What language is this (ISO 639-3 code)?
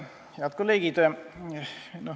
est